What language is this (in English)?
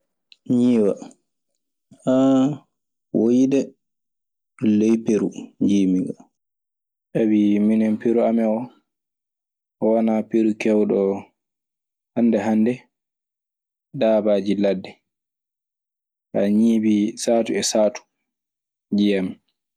Maasina Fulfulde